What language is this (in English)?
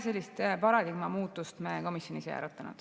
Estonian